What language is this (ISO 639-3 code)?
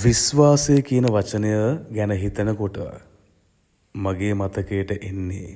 sin